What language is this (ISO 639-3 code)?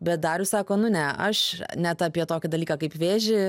lit